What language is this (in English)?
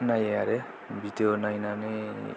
Bodo